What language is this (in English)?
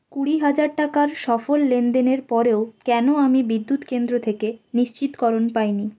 Bangla